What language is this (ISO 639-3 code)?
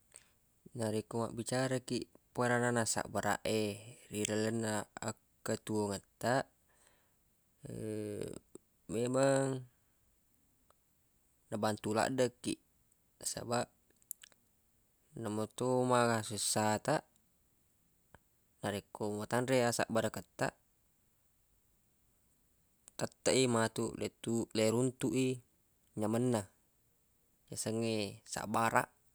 bug